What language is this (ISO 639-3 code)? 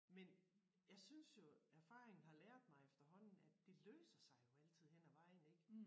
dan